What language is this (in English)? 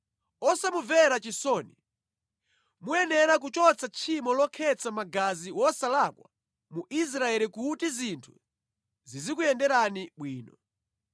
Nyanja